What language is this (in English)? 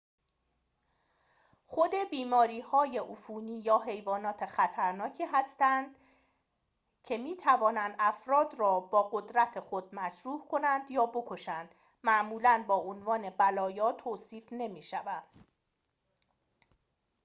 Persian